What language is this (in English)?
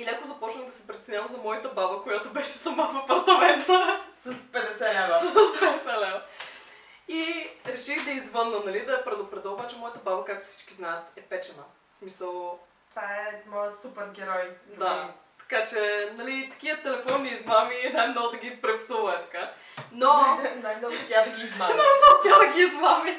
Bulgarian